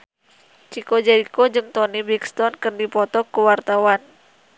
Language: Sundanese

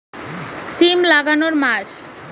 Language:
Bangla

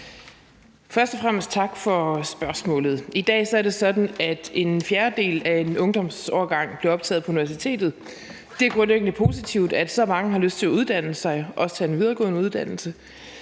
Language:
Danish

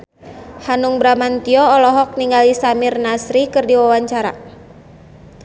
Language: Sundanese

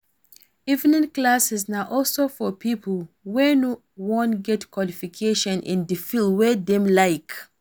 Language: Nigerian Pidgin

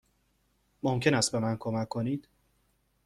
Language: Persian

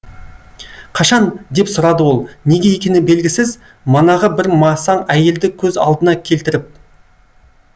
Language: Kazakh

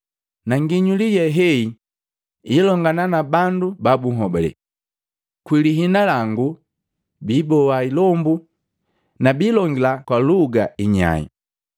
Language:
Matengo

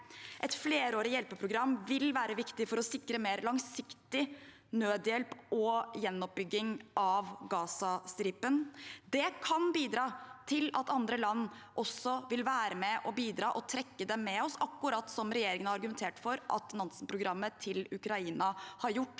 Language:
Norwegian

